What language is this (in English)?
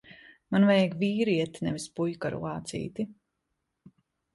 Latvian